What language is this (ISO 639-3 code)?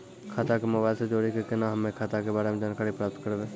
mai